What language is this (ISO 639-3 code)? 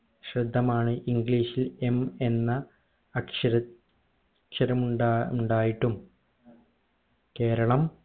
mal